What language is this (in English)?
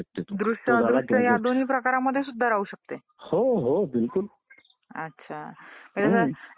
Marathi